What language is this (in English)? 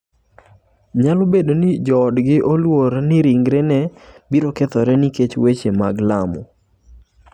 Luo (Kenya and Tanzania)